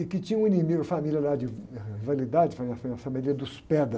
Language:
Portuguese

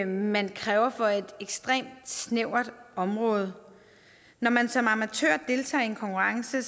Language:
Danish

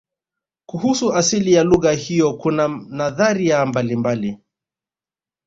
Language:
Swahili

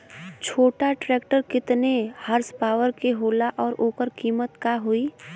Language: Bhojpuri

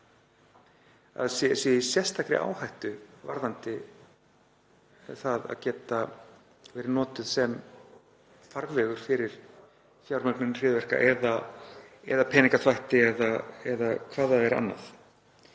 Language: Icelandic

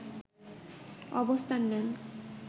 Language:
Bangla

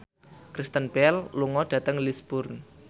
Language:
Javanese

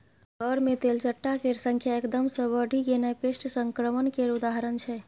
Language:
Maithili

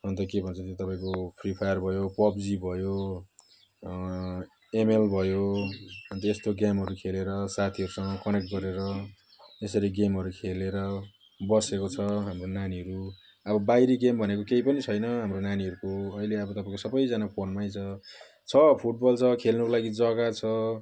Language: Nepali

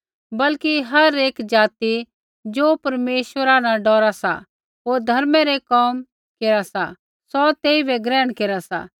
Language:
Kullu Pahari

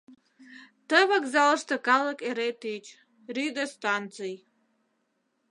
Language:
Mari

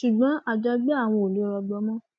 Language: Yoruba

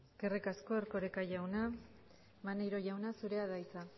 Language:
Basque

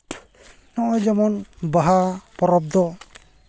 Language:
Santali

